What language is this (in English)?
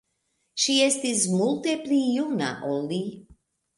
Esperanto